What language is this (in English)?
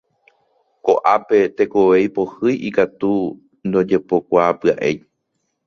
Guarani